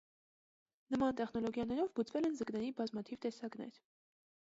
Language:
Armenian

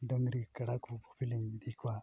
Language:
Santali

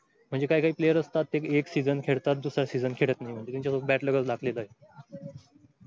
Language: Marathi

